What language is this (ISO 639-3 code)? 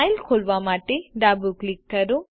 guj